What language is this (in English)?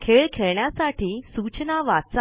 Marathi